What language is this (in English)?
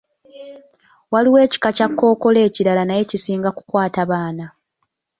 Ganda